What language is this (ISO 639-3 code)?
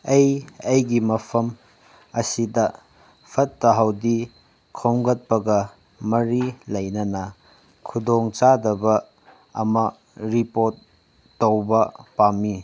mni